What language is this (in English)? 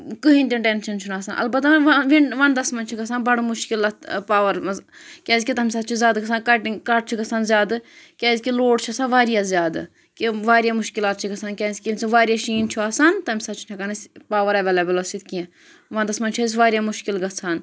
Kashmiri